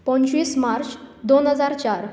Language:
Konkani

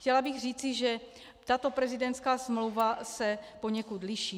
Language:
Czech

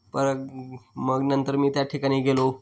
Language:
Marathi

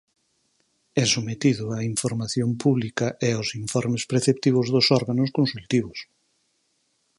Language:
Galician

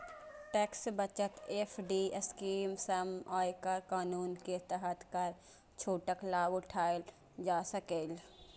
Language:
Maithili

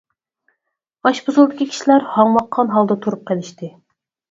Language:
Uyghur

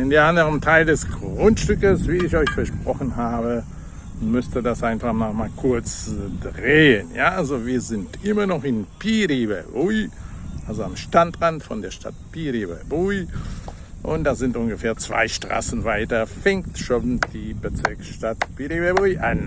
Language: German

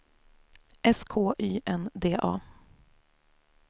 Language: Swedish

